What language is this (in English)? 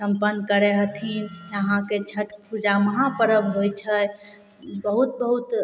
Maithili